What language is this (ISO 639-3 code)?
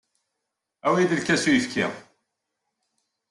kab